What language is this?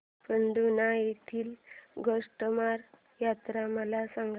Marathi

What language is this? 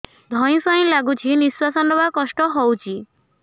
Odia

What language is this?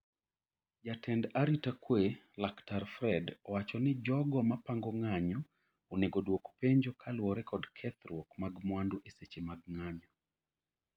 Luo (Kenya and Tanzania)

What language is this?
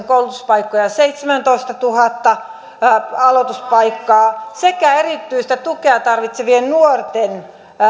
Finnish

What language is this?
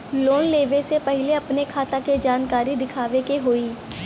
Bhojpuri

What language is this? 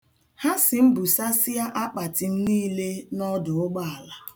Igbo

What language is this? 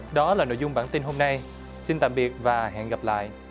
Vietnamese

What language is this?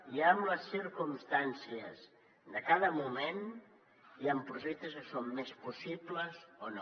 Catalan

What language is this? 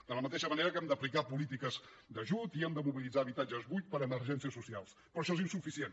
Catalan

